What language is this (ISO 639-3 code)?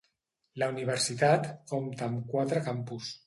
cat